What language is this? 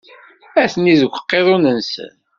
Kabyle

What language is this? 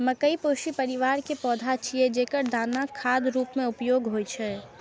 Maithili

